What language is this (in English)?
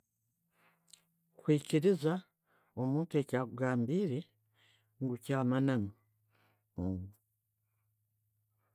Tooro